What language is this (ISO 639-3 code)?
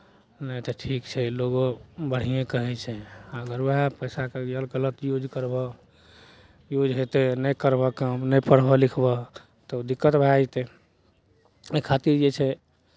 mai